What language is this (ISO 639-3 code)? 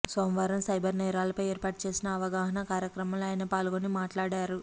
tel